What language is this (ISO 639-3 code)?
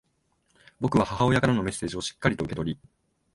jpn